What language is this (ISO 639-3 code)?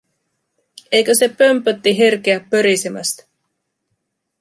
fin